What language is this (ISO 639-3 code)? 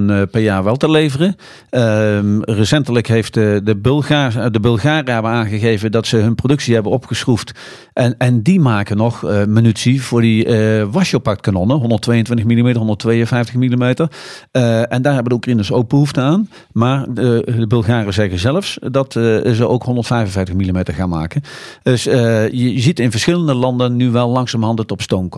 nld